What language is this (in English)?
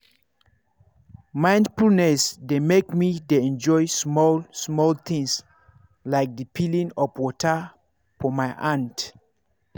Nigerian Pidgin